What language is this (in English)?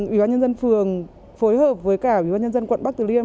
Vietnamese